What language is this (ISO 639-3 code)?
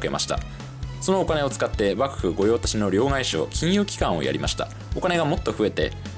jpn